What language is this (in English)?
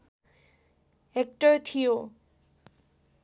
Nepali